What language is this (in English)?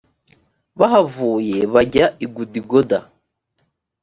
Kinyarwanda